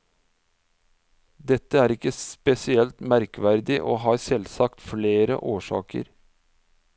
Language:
Norwegian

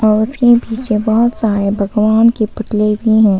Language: Hindi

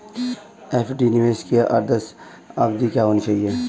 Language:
Hindi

